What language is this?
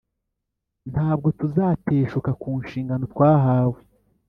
Kinyarwanda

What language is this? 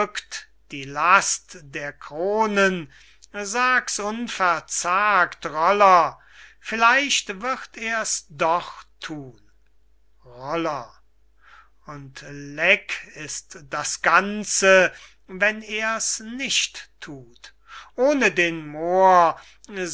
German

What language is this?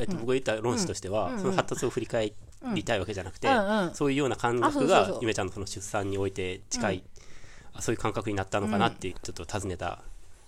Japanese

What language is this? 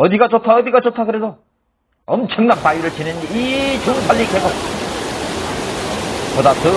Korean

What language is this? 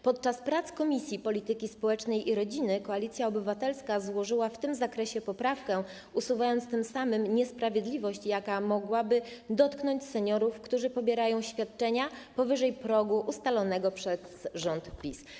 Polish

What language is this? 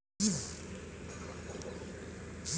Bhojpuri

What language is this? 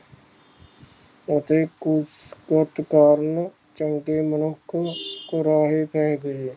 Punjabi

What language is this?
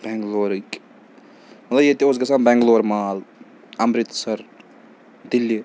Kashmiri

